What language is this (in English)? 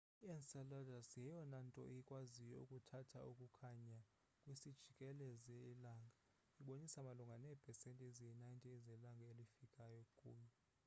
Xhosa